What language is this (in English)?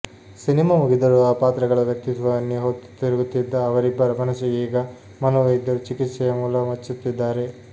Kannada